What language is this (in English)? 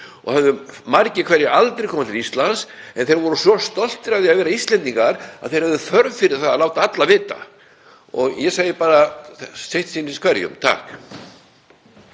Icelandic